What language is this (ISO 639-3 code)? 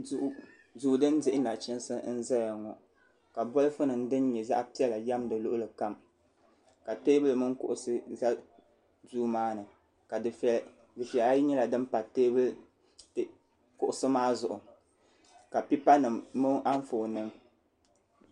dag